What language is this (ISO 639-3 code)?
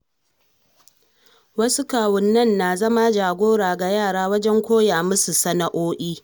hau